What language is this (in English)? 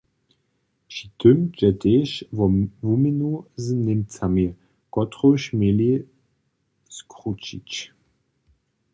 Upper Sorbian